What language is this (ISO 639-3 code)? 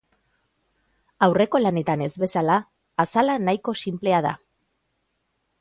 eus